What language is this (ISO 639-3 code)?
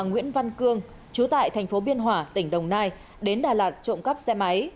vie